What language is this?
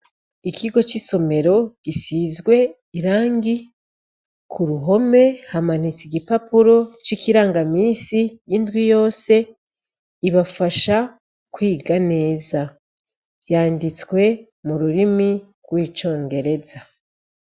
Rundi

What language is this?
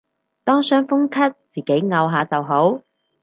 Cantonese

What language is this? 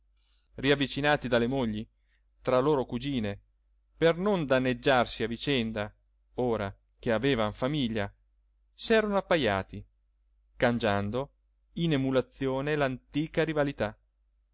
Italian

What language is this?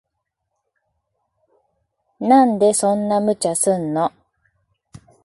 Japanese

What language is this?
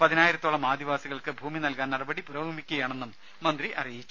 Malayalam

